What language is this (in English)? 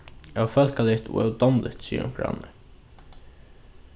Faroese